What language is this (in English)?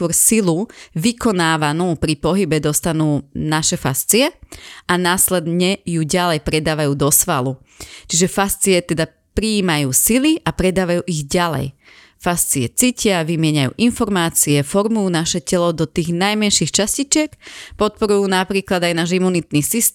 Slovak